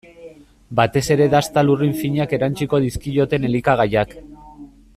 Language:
Basque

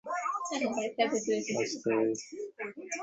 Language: Bangla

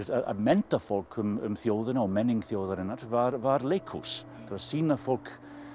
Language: Icelandic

